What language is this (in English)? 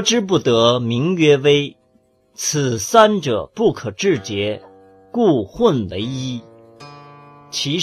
Chinese